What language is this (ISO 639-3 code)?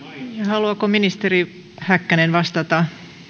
fin